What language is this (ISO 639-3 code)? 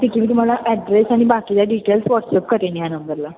mar